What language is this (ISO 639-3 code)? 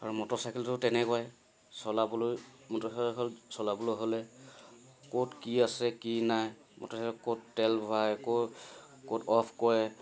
asm